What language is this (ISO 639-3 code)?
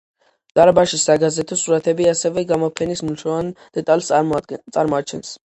kat